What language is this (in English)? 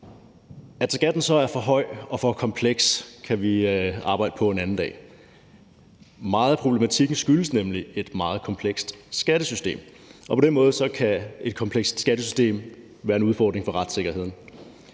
Danish